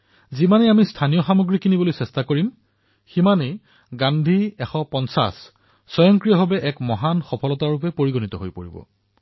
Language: Assamese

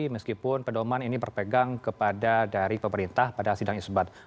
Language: Indonesian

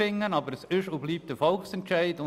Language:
Swiss German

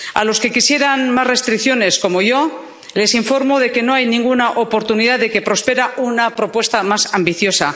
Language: Spanish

